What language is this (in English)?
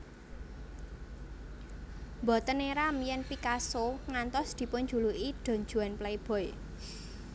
Javanese